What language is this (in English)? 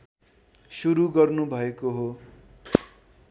Nepali